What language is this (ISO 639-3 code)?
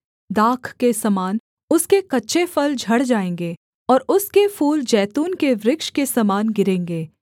hin